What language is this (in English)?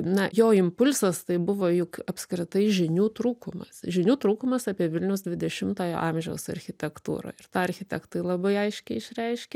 Lithuanian